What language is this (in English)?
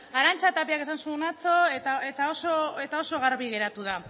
Basque